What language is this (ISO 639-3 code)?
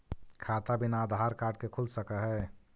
mag